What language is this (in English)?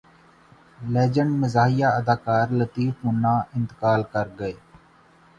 Urdu